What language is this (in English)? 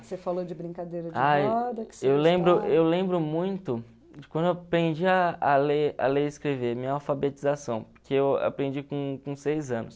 Portuguese